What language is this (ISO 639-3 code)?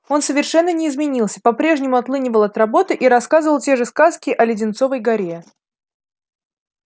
rus